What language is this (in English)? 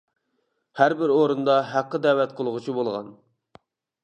Uyghur